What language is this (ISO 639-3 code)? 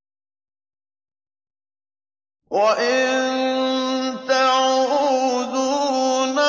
ara